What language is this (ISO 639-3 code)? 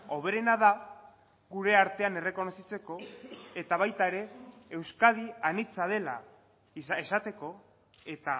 eus